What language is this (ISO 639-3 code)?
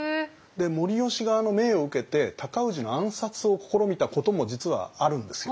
jpn